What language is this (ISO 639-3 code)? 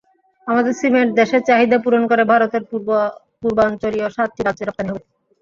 ben